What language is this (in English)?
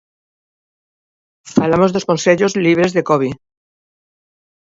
Galician